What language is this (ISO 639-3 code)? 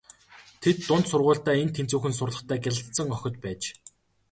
mon